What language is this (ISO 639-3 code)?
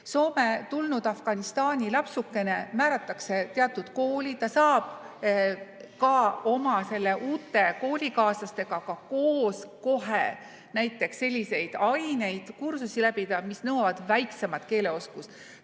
est